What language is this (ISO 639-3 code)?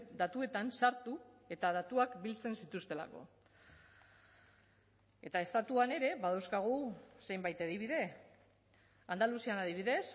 eus